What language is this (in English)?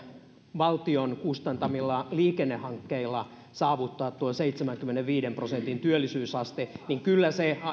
Finnish